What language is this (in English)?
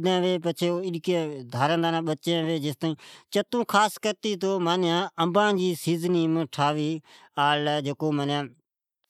Od